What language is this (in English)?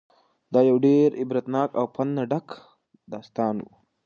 Pashto